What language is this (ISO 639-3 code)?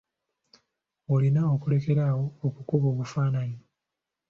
lug